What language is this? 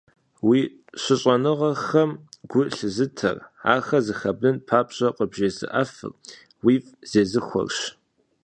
Kabardian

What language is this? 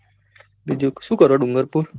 Gujarati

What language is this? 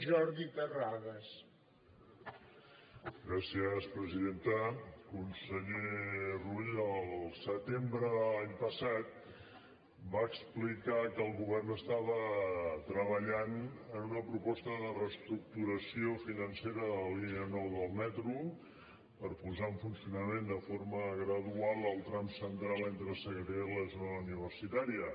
Catalan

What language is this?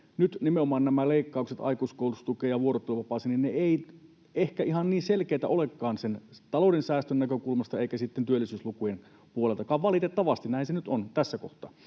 Finnish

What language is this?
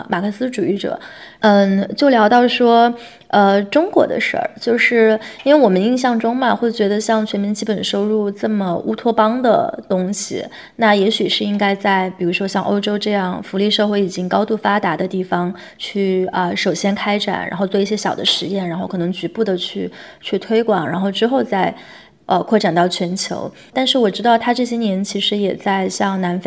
Chinese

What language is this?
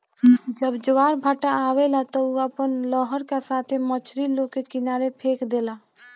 Bhojpuri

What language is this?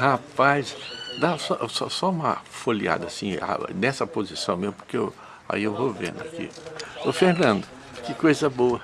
Portuguese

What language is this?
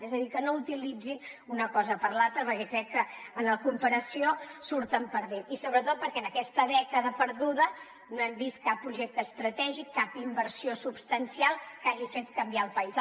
Catalan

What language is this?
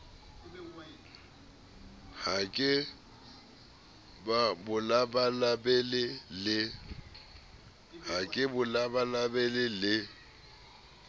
Southern Sotho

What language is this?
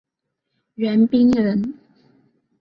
Chinese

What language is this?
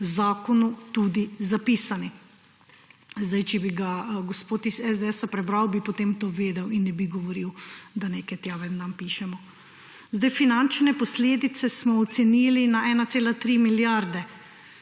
Slovenian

